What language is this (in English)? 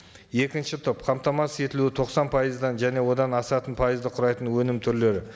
Kazakh